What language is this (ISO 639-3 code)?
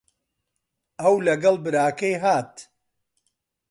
ckb